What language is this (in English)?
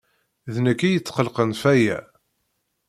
Kabyle